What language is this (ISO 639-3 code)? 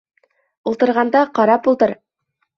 bak